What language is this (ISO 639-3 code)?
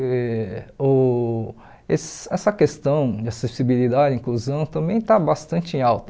por